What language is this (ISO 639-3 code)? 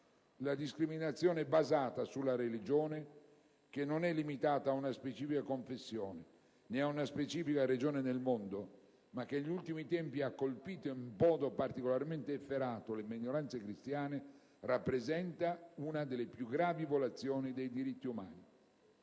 ita